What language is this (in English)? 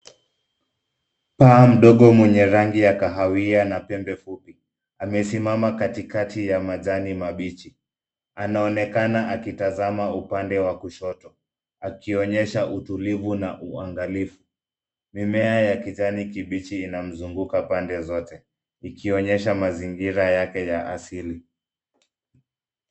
Swahili